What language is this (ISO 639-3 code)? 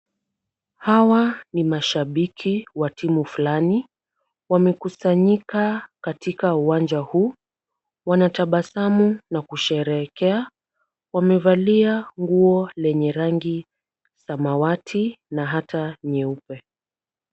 swa